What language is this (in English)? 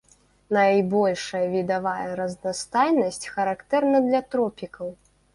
Belarusian